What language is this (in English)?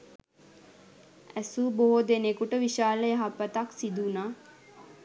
Sinhala